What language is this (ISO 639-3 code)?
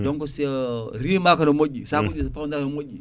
ful